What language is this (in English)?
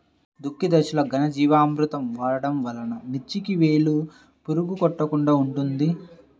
Telugu